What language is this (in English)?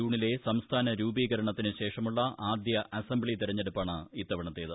Malayalam